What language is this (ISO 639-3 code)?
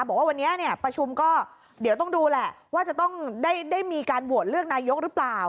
tha